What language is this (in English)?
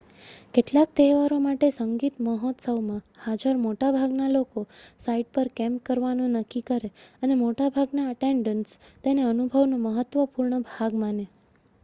Gujarati